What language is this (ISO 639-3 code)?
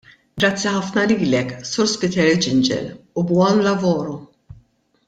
mlt